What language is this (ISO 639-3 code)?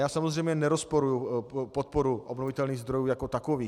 ces